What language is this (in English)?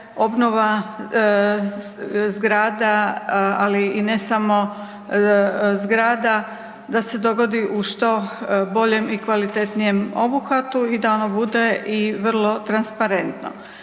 Croatian